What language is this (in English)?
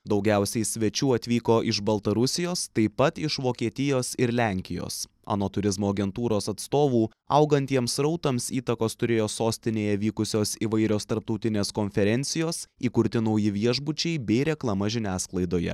Lithuanian